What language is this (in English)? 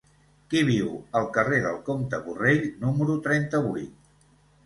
Catalan